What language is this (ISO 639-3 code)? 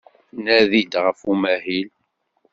kab